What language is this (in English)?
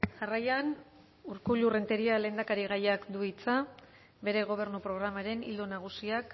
Basque